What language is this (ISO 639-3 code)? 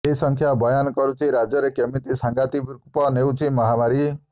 ori